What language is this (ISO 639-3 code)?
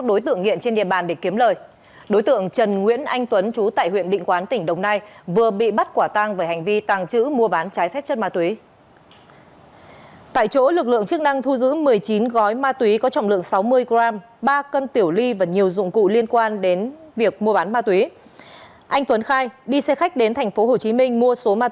vie